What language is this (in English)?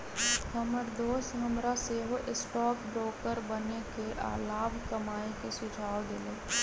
Magahi